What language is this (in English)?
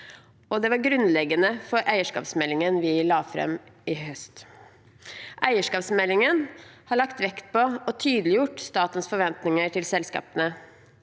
Norwegian